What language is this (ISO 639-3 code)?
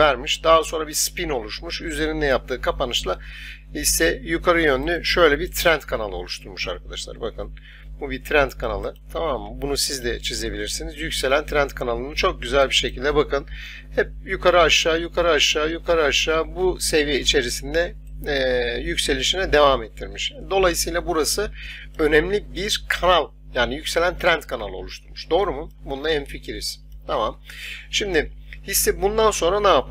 tur